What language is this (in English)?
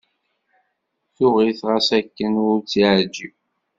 Kabyle